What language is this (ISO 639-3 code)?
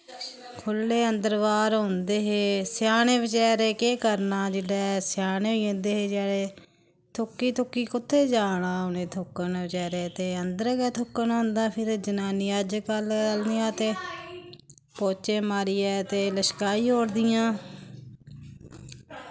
doi